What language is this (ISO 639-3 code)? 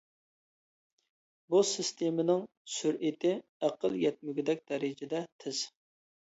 uig